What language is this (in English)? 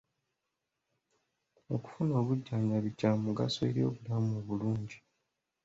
Ganda